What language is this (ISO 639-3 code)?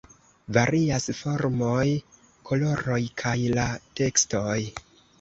epo